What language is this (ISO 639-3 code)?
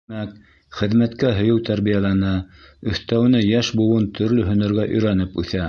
bak